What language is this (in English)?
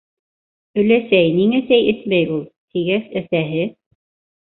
Bashkir